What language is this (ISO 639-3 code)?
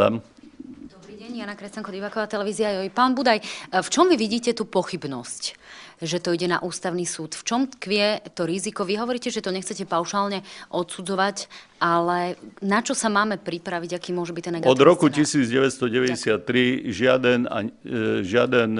slk